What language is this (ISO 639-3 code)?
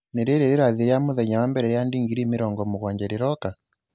kik